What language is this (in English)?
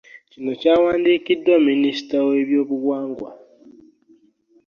Ganda